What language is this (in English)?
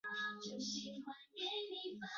Chinese